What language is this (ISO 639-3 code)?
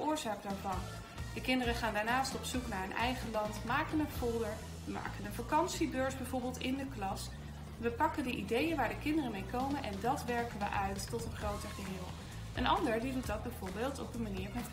nld